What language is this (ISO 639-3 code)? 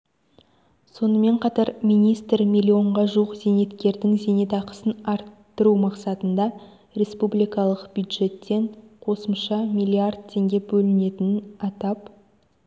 kaz